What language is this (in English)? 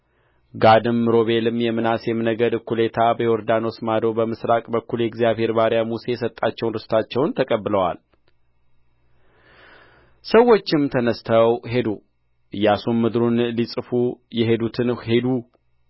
Amharic